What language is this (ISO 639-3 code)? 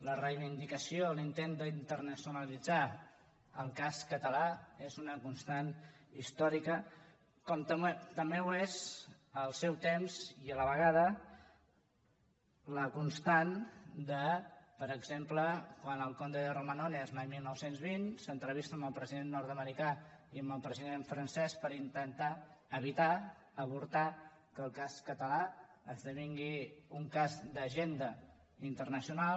cat